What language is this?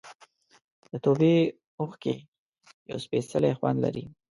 Pashto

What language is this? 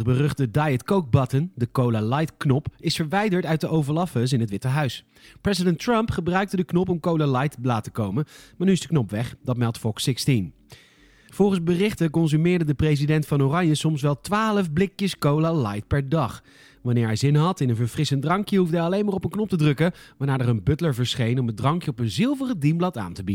Dutch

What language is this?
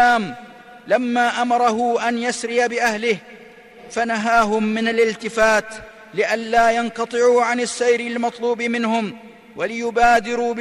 Arabic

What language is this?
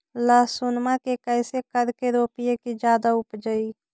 Magahi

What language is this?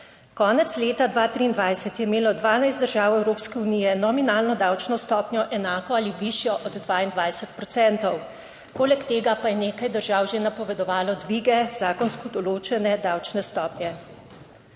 Slovenian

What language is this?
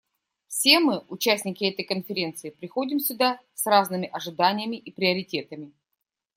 Russian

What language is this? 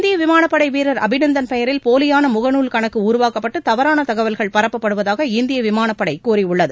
Tamil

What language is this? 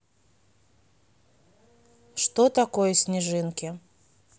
Russian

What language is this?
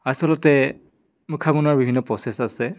Assamese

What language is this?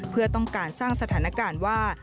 Thai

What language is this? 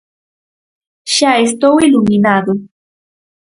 Galician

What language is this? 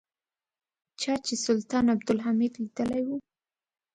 Pashto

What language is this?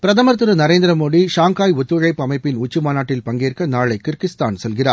Tamil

